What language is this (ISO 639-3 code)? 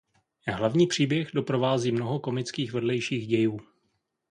ces